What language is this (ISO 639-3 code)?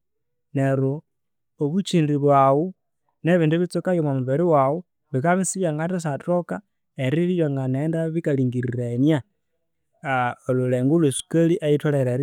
koo